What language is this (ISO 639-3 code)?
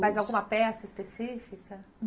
por